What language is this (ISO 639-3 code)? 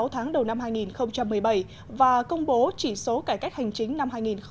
vie